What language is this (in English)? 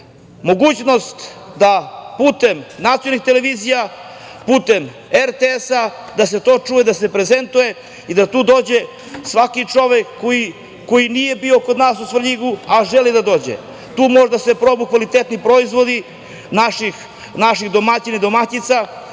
Serbian